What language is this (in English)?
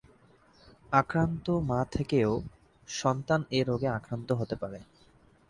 Bangla